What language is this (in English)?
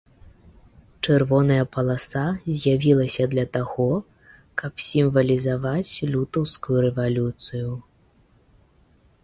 Belarusian